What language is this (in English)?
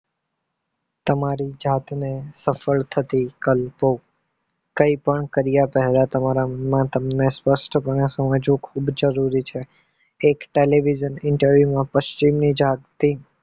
Gujarati